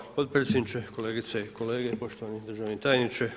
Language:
Croatian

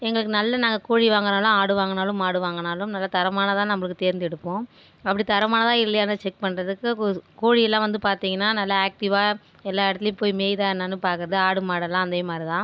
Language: Tamil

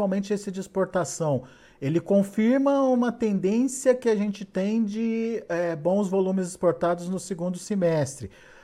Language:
Portuguese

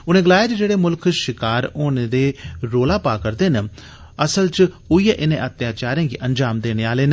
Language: Dogri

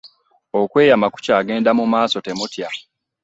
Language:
Ganda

